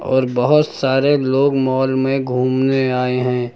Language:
Hindi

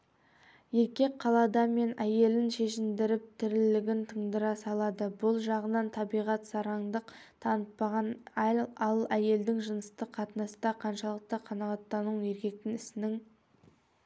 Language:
Kazakh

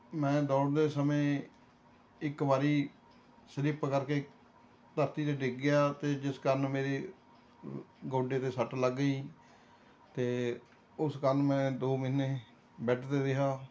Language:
Punjabi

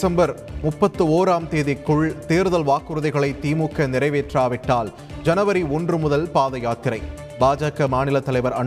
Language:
Tamil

